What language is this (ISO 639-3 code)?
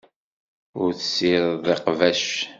kab